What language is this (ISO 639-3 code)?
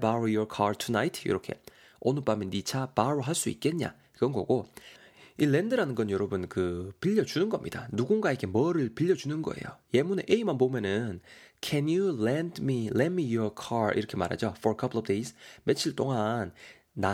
kor